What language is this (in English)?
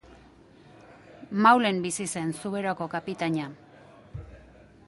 Basque